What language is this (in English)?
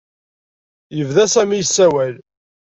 Kabyle